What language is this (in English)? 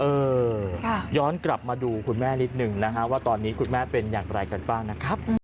Thai